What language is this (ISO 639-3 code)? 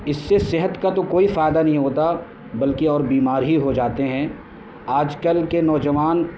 urd